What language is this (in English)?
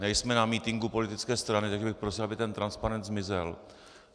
Czech